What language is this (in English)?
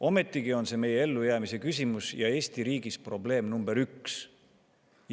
Estonian